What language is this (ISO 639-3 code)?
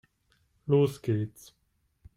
deu